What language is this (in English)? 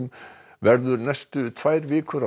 Icelandic